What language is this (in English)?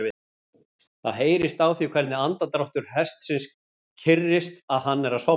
Icelandic